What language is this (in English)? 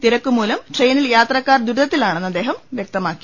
Malayalam